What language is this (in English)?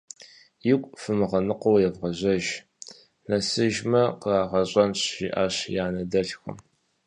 Kabardian